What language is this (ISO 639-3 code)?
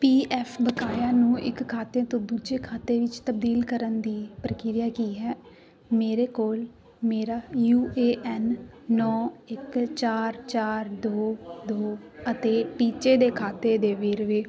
pan